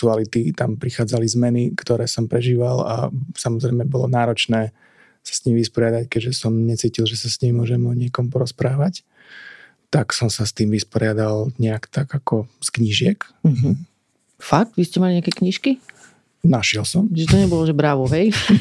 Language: Slovak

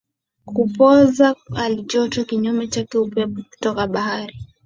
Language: Swahili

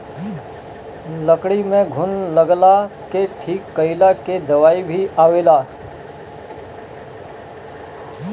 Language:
Bhojpuri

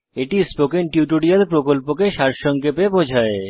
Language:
Bangla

